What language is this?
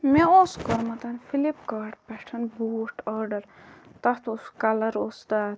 Kashmiri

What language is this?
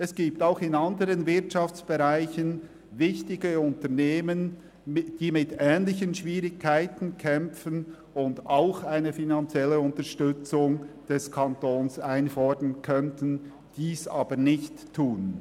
Swiss German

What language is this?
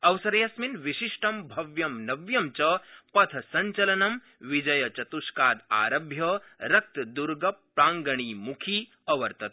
Sanskrit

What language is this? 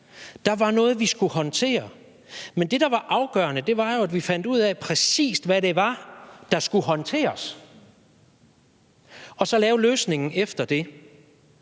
Danish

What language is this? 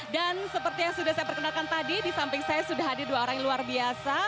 Indonesian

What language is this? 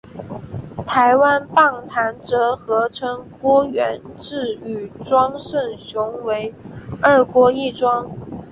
Chinese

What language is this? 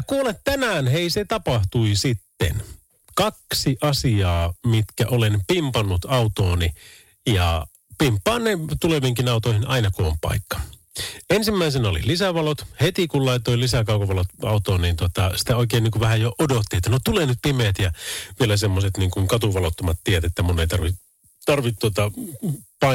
Finnish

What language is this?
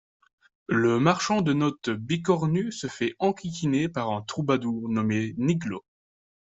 French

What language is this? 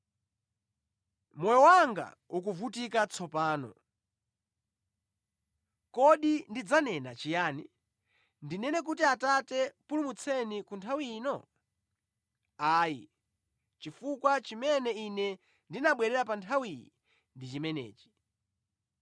Nyanja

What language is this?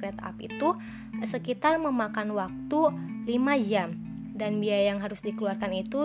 Indonesian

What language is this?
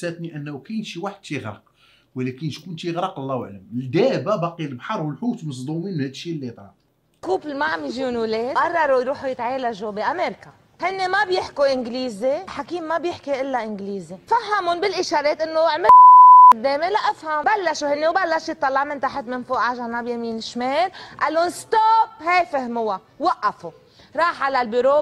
Arabic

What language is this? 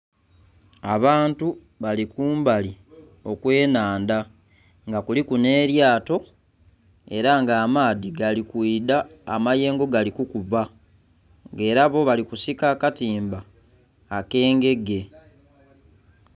Soga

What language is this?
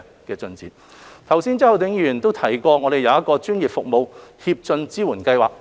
Cantonese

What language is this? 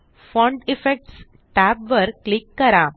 Marathi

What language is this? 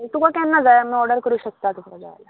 Konkani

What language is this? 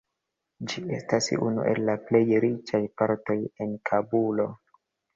Esperanto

